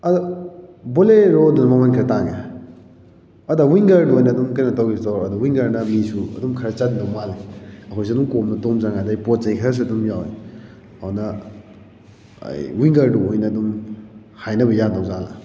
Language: Manipuri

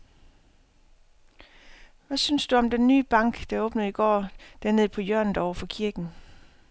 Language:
Danish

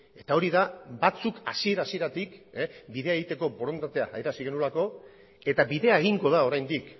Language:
Basque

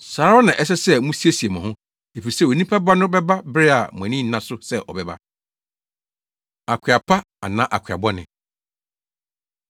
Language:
Akan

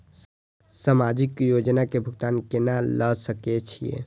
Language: Maithili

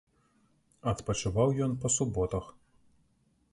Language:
Belarusian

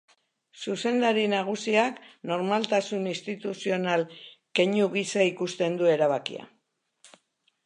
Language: Basque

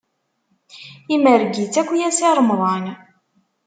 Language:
Kabyle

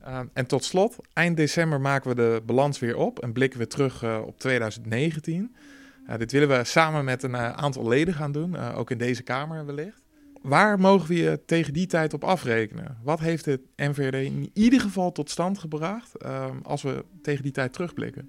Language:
Dutch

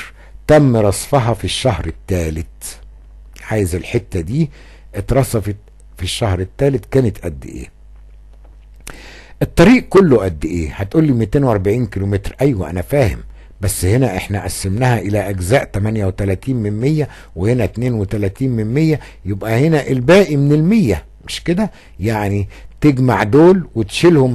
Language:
Arabic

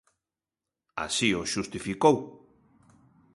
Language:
Galician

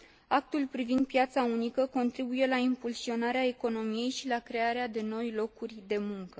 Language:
Romanian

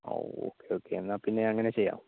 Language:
Malayalam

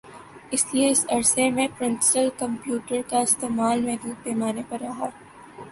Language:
Urdu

